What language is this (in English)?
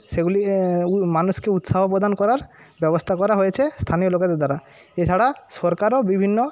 Bangla